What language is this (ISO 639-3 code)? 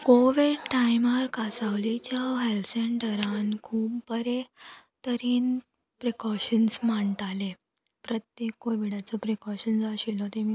kok